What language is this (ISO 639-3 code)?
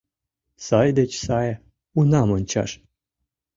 chm